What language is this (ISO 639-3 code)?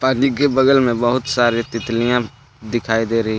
hin